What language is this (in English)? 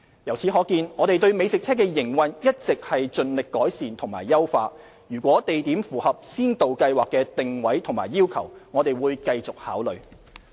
Cantonese